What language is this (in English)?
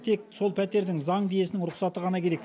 Kazakh